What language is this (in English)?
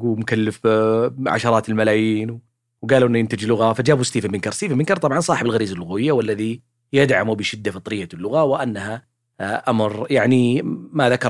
Arabic